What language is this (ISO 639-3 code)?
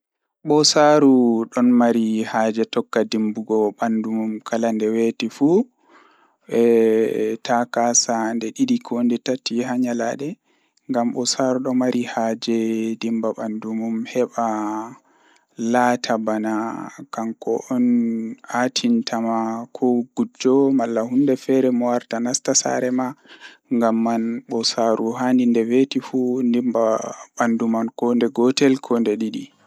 ful